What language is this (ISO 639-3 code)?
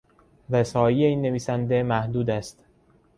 fas